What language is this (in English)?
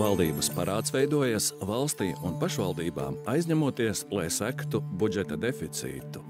Latvian